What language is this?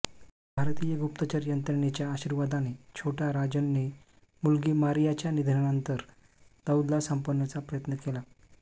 Marathi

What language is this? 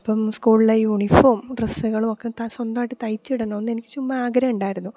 Malayalam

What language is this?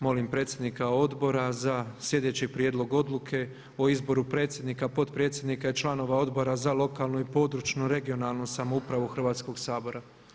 Croatian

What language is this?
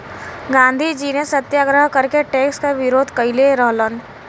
Bhojpuri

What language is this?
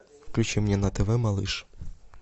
Russian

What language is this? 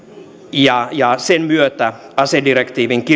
Finnish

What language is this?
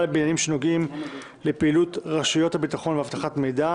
Hebrew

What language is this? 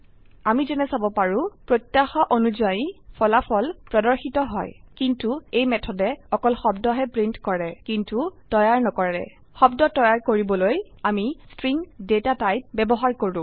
Assamese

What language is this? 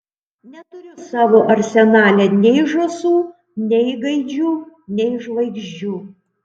Lithuanian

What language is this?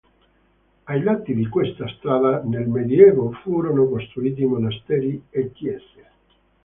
Italian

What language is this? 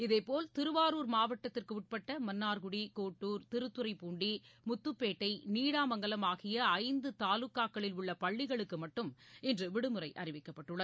Tamil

